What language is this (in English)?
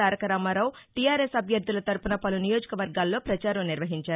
Telugu